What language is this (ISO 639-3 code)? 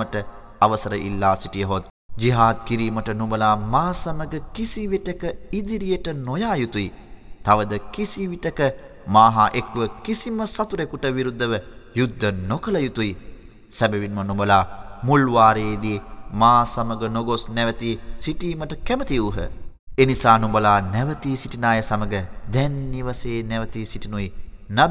ara